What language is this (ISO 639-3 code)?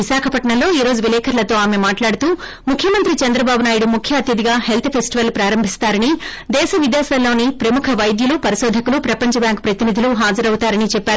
tel